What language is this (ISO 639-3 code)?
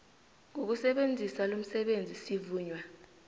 nbl